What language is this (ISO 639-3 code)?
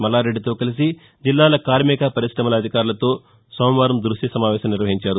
tel